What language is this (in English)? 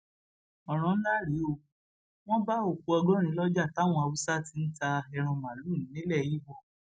Yoruba